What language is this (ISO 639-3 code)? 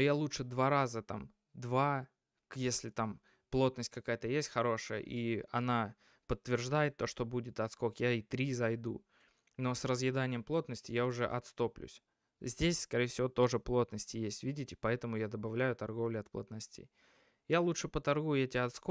rus